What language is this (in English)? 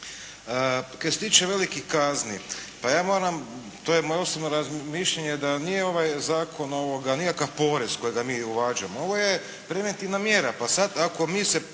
Croatian